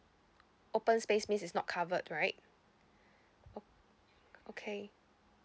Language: English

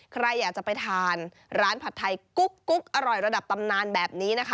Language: Thai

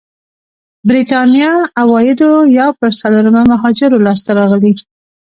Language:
Pashto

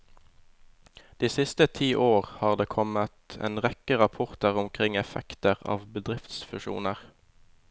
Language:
Norwegian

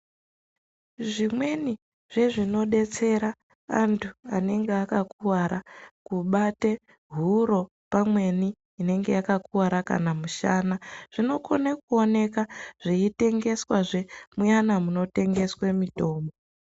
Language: Ndau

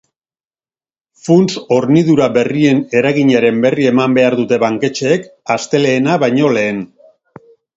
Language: Basque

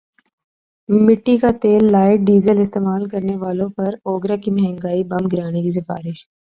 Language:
Urdu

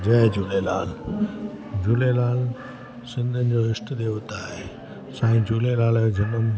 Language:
Sindhi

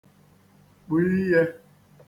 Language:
Igbo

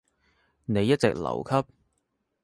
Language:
Cantonese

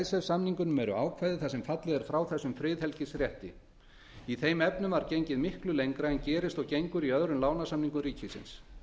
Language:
Icelandic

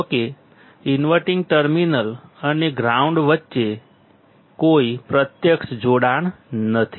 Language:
Gujarati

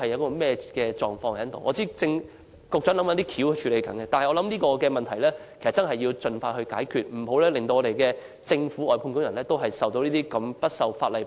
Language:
Cantonese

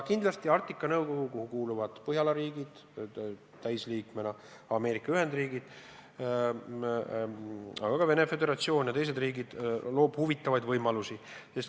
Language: Estonian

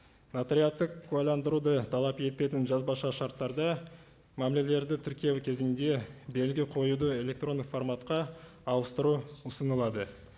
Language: Kazakh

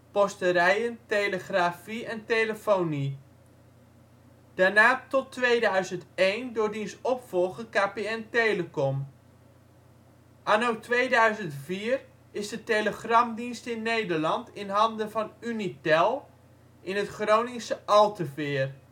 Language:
Dutch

